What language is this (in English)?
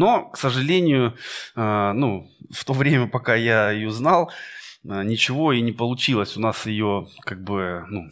Russian